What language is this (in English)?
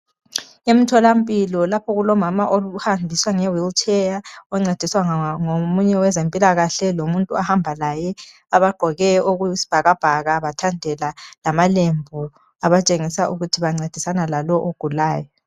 North Ndebele